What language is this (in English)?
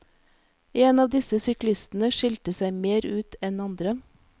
Norwegian